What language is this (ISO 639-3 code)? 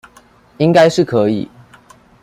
zho